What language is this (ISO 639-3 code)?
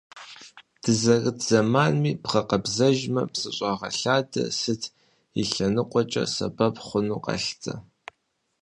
kbd